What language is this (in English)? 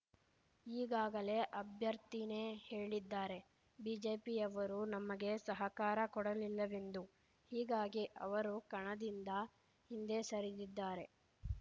Kannada